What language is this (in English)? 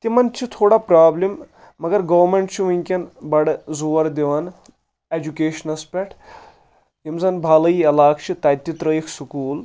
Kashmiri